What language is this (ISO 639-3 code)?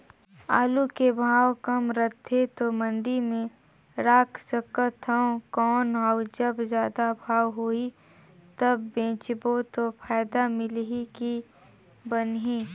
hne